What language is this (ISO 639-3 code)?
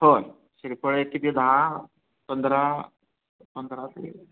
mar